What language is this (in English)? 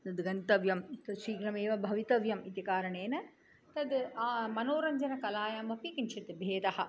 Sanskrit